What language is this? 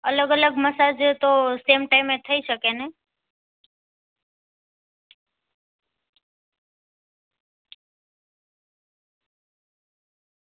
Gujarati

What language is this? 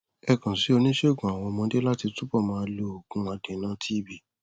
Yoruba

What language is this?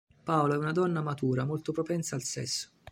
Italian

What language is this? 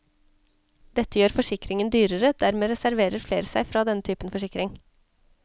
Norwegian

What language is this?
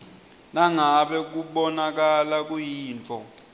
Swati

